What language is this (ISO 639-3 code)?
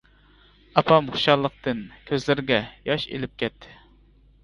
uig